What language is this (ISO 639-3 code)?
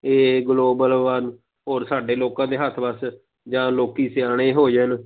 pan